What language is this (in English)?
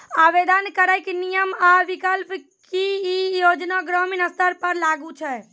Maithili